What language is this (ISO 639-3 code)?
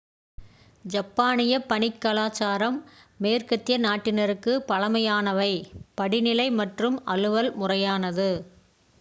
tam